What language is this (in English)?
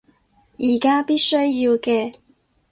Cantonese